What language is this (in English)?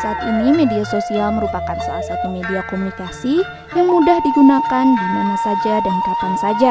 Indonesian